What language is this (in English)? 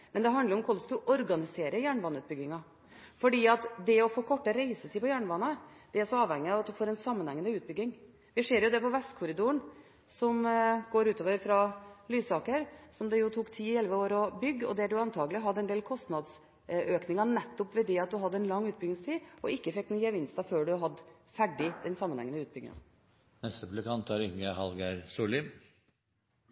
Norwegian Bokmål